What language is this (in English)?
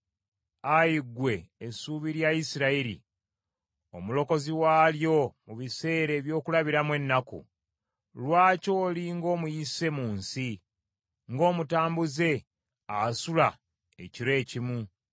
Ganda